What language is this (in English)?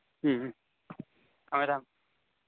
Manipuri